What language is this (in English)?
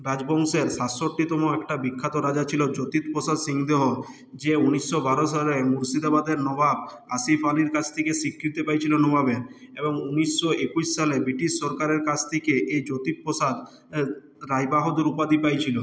Bangla